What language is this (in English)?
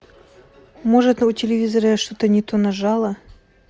Russian